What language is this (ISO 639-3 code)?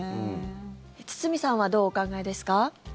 jpn